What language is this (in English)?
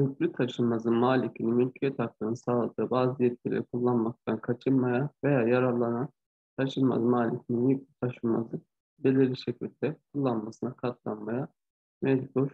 Turkish